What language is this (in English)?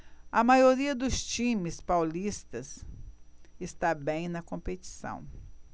Portuguese